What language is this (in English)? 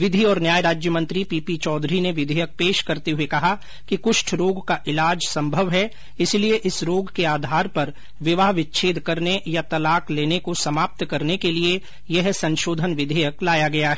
Hindi